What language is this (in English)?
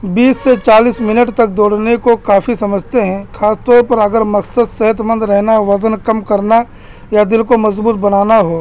Urdu